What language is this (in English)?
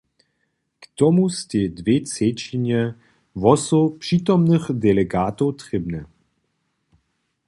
Upper Sorbian